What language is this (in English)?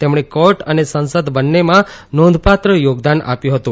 Gujarati